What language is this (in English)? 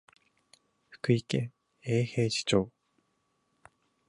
Japanese